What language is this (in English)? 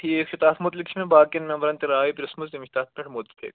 Kashmiri